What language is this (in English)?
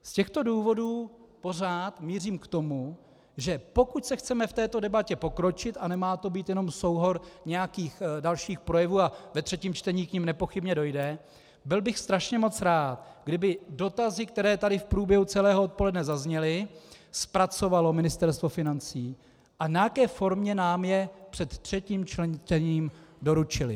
Czech